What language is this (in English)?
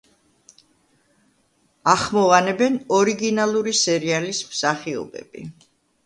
Georgian